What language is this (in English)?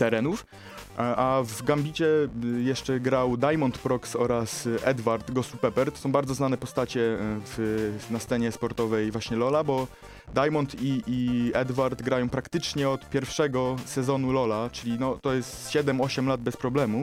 Polish